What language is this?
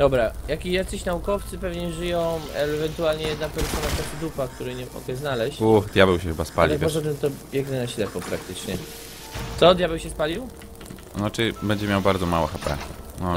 Polish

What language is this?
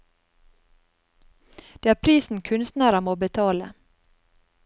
Norwegian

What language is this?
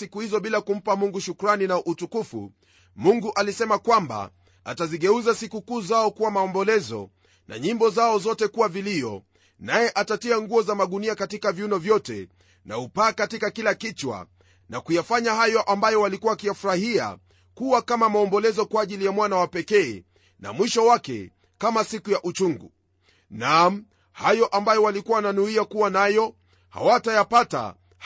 Swahili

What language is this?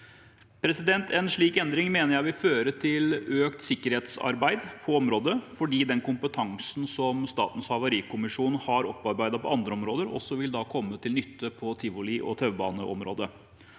Norwegian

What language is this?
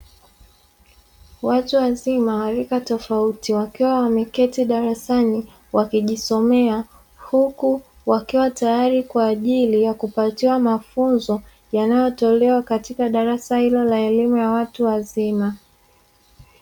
Swahili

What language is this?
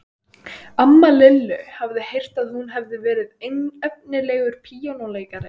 Icelandic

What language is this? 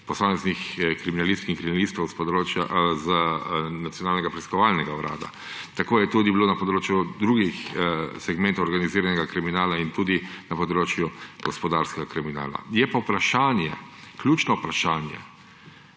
Slovenian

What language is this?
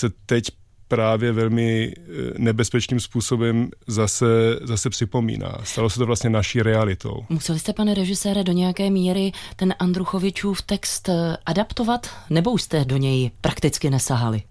Czech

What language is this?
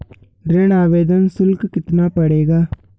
Hindi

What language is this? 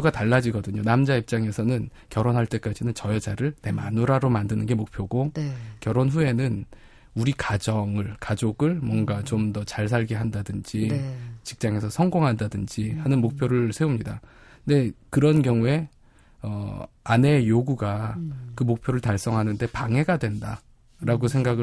Korean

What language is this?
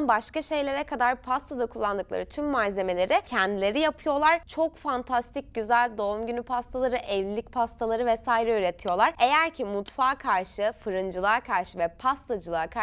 Turkish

